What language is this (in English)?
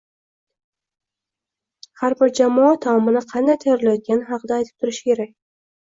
Uzbek